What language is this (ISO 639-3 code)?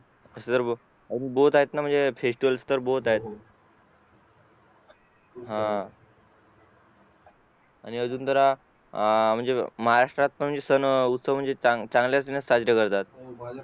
mar